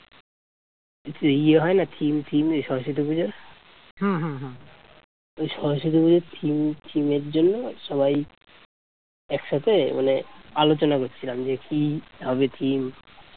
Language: Bangla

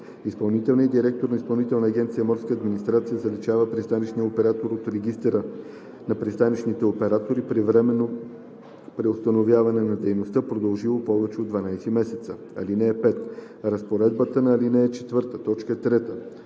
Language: Bulgarian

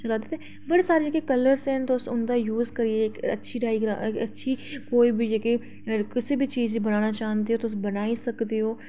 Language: Dogri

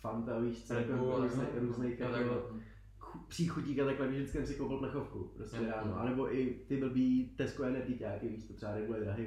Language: Czech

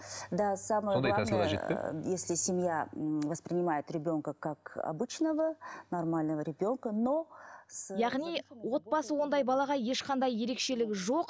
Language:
Kazakh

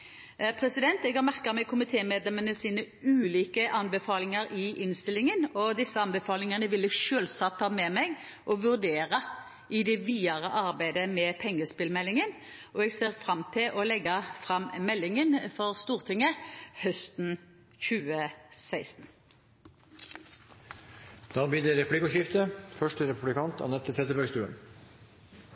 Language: Norwegian Bokmål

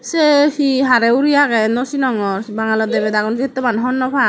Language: Chakma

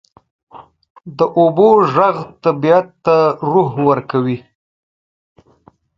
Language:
Pashto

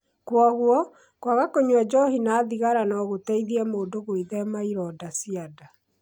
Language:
Kikuyu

